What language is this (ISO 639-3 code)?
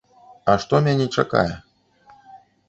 bel